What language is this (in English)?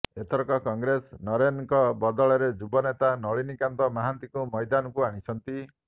Odia